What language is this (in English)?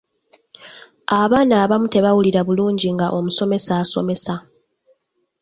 Ganda